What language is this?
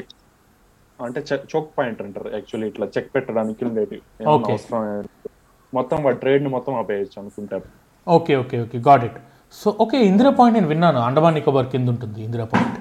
Telugu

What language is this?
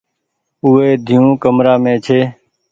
Goaria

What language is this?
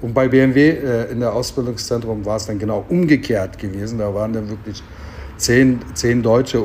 German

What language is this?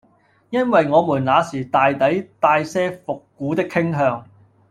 Cantonese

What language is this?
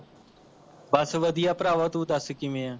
Punjabi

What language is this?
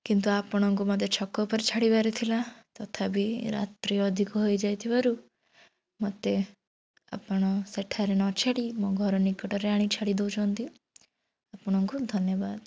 Odia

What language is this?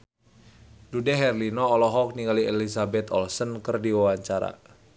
Sundanese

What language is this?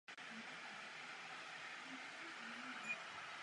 Czech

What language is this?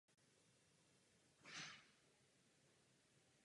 Czech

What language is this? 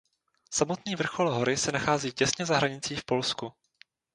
Czech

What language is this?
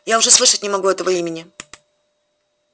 Russian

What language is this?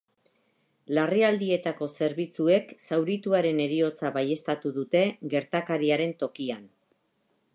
Basque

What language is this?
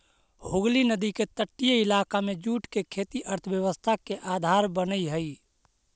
Magahi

